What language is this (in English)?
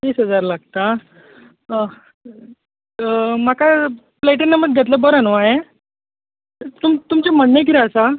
Konkani